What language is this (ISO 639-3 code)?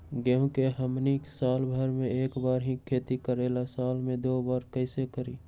mag